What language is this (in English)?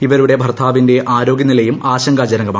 Malayalam